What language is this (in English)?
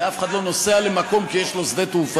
Hebrew